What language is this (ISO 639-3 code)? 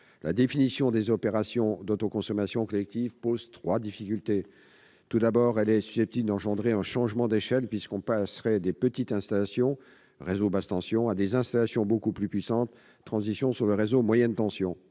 fra